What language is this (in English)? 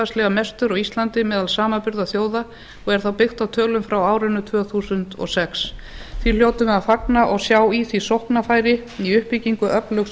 Icelandic